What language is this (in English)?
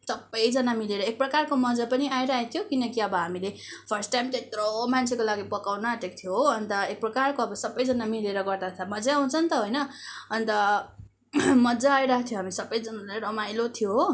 Nepali